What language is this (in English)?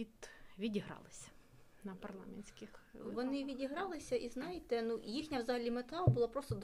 Ukrainian